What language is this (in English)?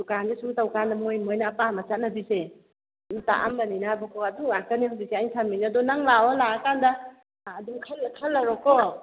Manipuri